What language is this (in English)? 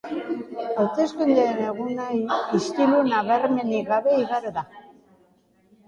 Basque